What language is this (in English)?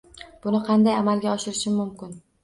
Uzbek